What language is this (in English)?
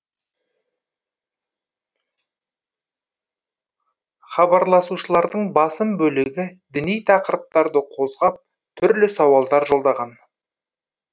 Kazakh